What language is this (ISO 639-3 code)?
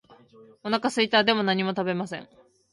jpn